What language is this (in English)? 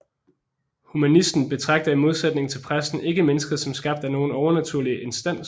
Danish